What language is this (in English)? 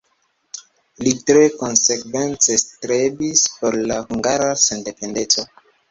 Esperanto